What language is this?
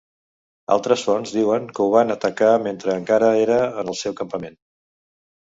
Catalan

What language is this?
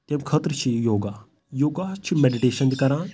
Kashmiri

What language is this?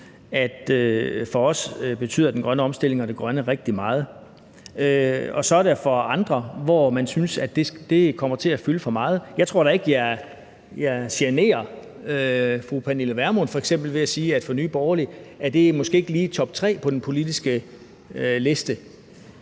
Danish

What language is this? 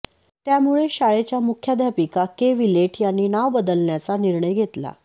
Marathi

